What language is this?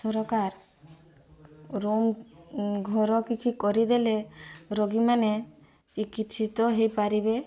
Odia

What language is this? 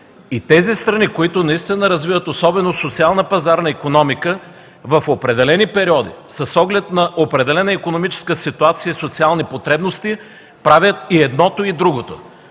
Bulgarian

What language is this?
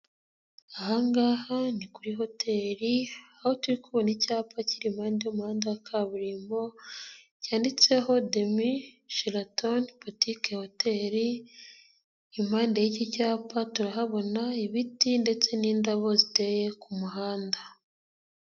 Kinyarwanda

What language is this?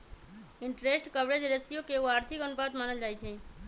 Magahi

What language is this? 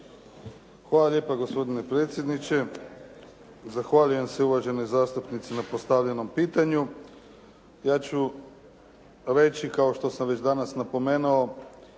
Croatian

